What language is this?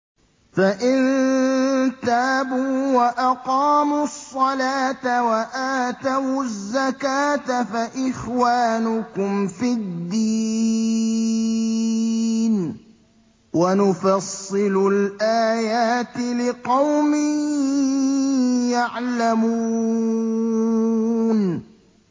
Arabic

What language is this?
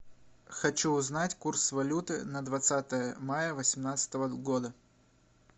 Russian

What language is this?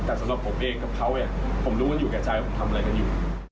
Thai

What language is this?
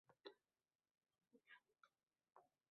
Uzbek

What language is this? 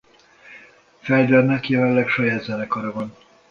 Hungarian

